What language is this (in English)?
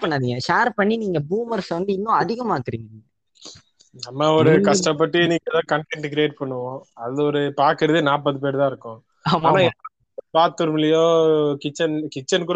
Tamil